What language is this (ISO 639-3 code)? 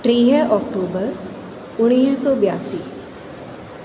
snd